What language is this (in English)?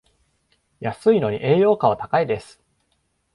Japanese